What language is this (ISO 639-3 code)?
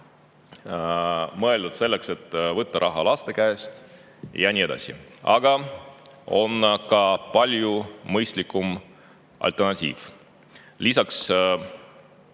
est